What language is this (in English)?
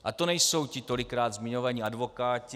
Czech